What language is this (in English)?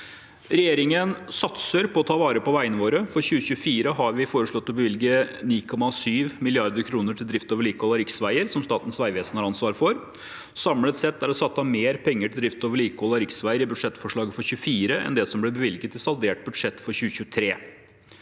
Norwegian